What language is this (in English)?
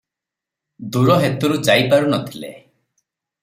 Odia